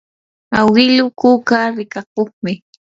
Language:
Yanahuanca Pasco Quechua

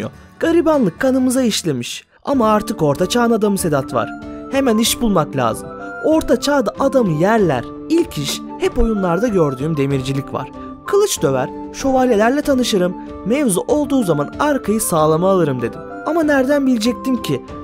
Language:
Turkish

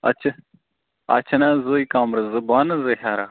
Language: Kashmiri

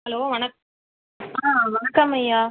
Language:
Tamil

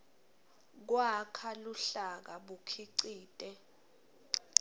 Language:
Swati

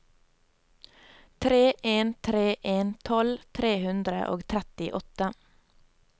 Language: Norwegian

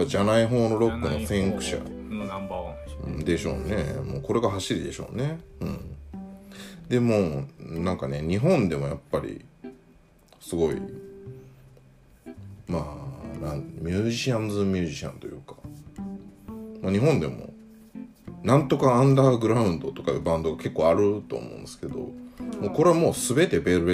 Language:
Japanese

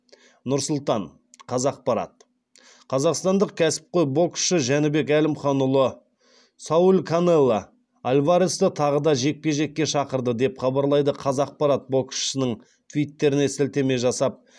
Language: Kazakh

